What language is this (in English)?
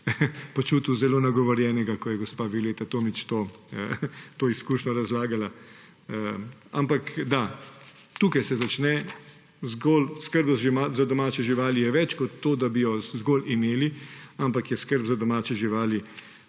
Slovenian